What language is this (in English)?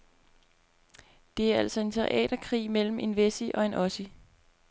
Danish